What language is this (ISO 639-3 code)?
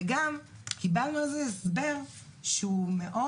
heb